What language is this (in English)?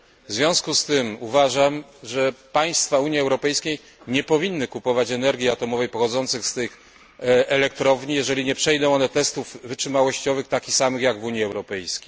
Polish